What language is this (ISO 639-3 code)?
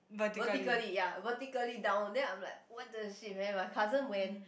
eng